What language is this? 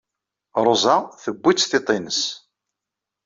Kabyle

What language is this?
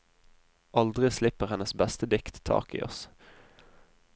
Norwegian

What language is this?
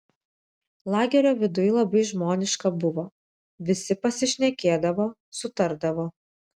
Lithuanian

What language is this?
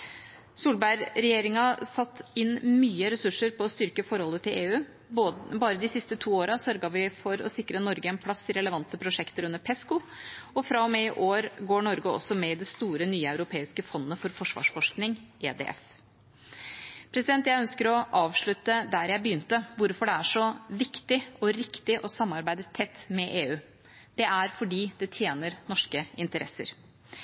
Norwegian Bokmål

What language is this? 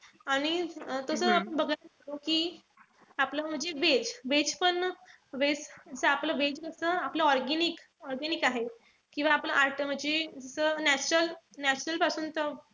Marathi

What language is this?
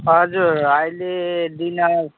Nepali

